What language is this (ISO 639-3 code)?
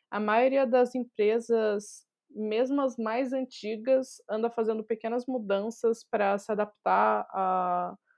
por